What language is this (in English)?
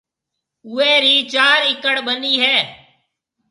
Marwari (Pakistan)